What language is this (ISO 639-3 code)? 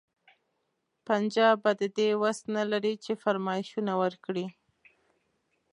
pus